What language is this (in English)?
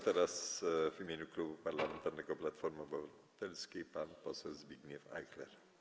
Polish